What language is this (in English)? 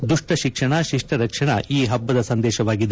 Kannada